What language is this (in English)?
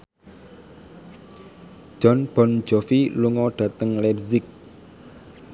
Javanese